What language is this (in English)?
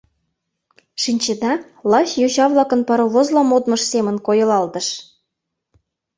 Mari